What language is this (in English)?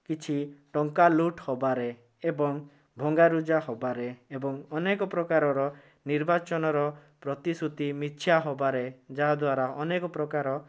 Odia